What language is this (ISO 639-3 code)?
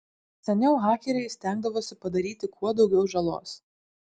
lit